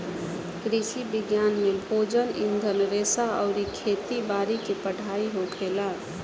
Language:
Bhojpuri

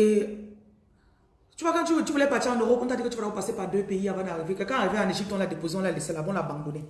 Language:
French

